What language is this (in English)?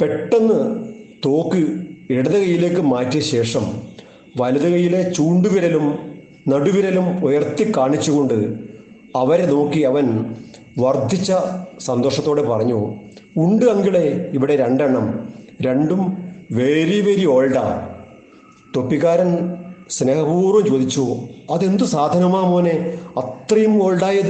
Malayalam